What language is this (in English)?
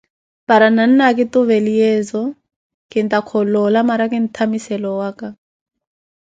Koti